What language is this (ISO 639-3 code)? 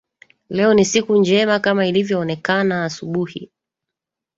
swa